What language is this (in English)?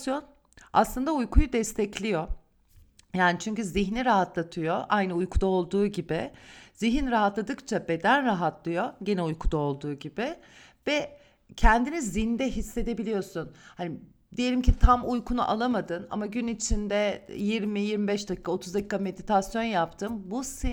Turkish